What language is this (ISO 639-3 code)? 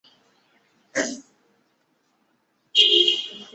zho